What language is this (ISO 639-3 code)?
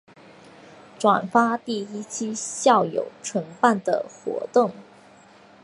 zho